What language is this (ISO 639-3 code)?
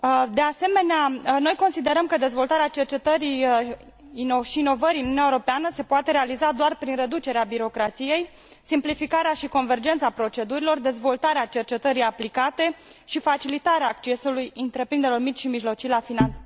ron